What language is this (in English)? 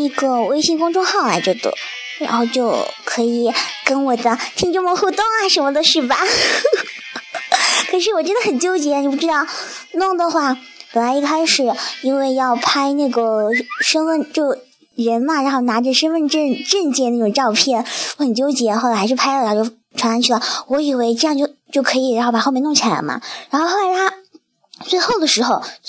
Chinese